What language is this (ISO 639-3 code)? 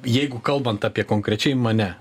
lit